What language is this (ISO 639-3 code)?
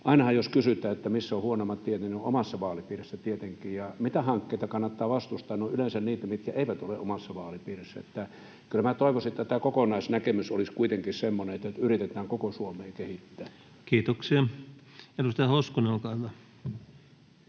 fin